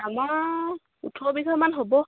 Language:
Assamese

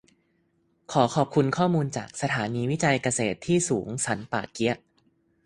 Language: Thai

